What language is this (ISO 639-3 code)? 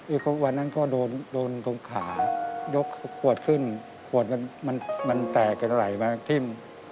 tha